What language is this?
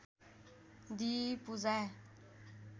Nepali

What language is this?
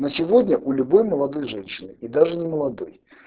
Russian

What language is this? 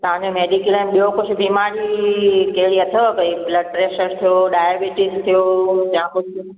Sindhi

